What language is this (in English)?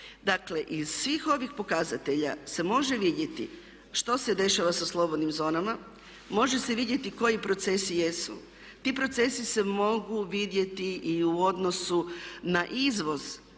Croatian